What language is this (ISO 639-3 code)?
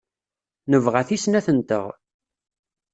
kab